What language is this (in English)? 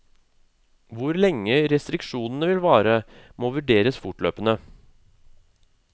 Norwegian